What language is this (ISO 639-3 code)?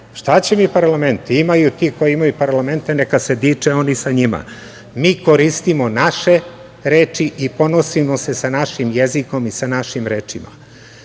srp